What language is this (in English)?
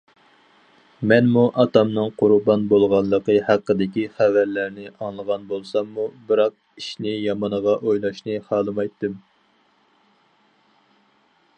Uyghur